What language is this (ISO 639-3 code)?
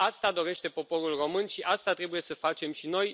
ron